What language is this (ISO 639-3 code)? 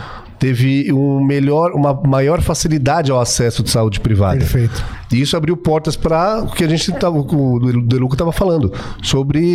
por